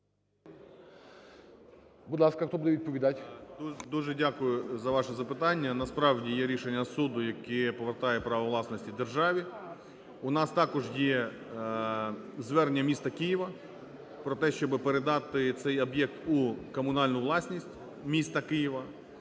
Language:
Ukrainian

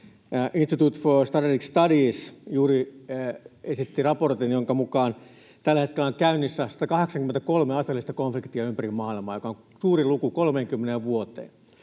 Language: Finnish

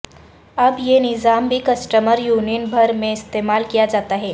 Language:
Urdu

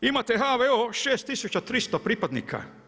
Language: Croatian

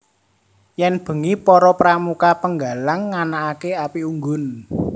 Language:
Javanese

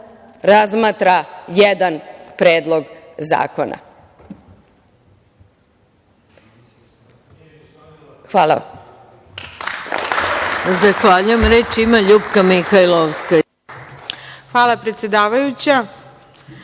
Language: Serbian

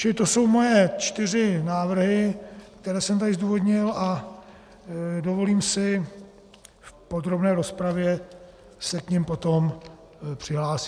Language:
Czech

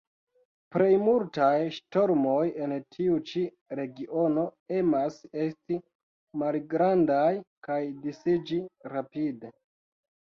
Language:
Esperanto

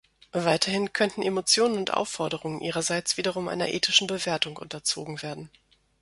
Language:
German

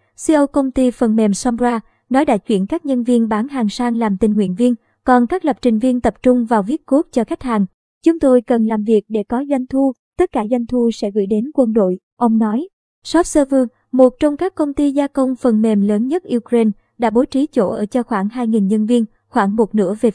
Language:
Vietnamese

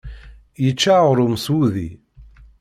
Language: Kabyle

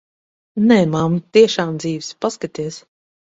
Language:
Latvian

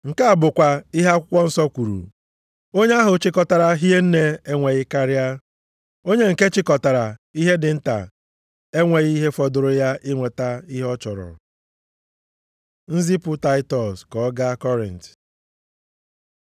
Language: Igbo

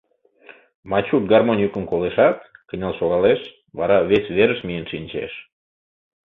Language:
Mari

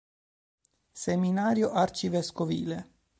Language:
Italian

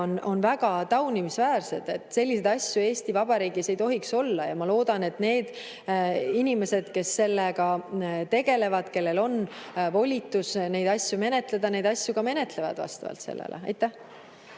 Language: Estonian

